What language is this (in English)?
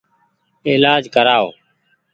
Goaria